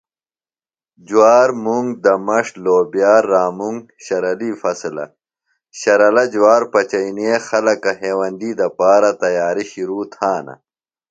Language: Phalura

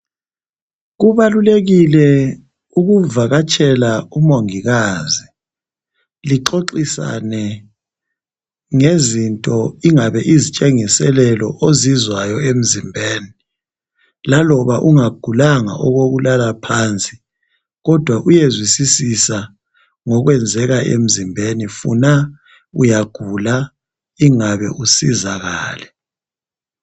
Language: North Ndebele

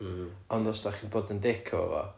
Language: Welsh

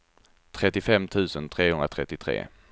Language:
Swedish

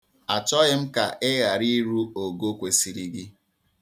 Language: Igbo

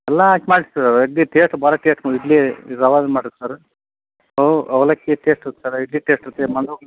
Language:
Kannada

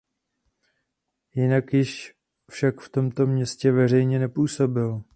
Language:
Czech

